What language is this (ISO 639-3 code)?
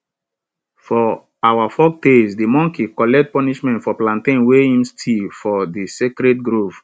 pcm